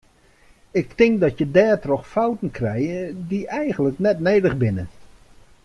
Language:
Western Frisian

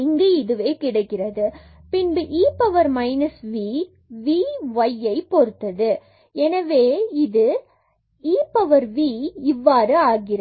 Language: Tamil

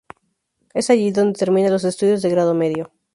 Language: Spanish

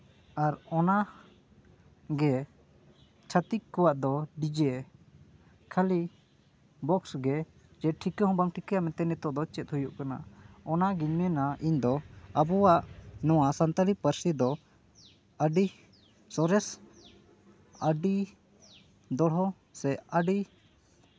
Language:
Santali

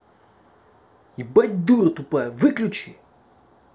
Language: Russian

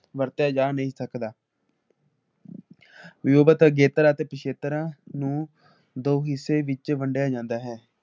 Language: Punjabi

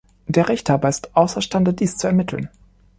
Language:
German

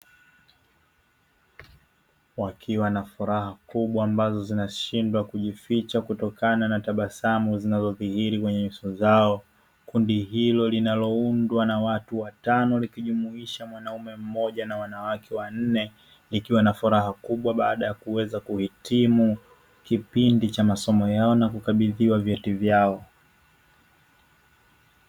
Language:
Swahili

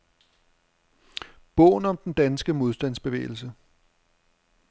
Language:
Danish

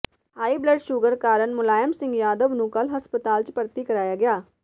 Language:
Punjabi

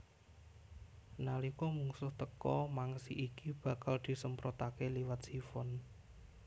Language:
Javanese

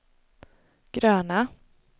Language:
Swedish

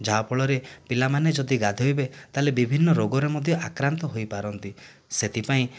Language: Odia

